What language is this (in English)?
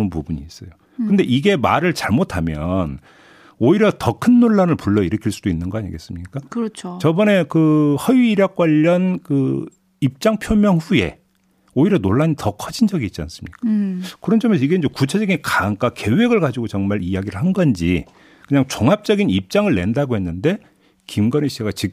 Korean